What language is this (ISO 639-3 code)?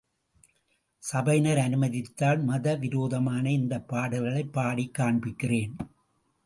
tam